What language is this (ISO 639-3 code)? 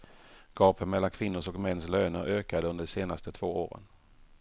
swe